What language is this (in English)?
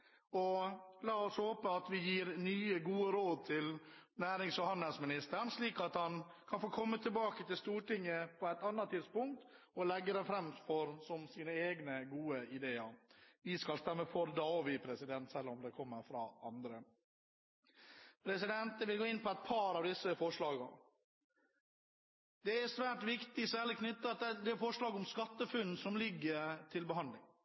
Norwegian Bokmål